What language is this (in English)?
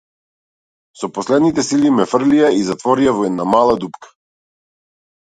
Macedonian